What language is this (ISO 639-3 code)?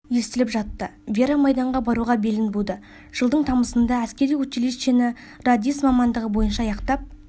kaz